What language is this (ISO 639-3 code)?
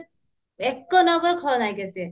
ori